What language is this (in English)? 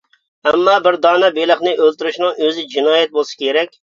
Uyghur